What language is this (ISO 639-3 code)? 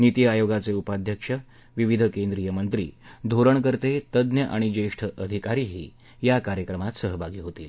mar